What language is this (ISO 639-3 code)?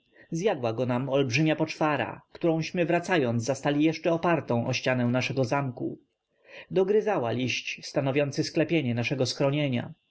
pol